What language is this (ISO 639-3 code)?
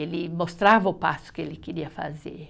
por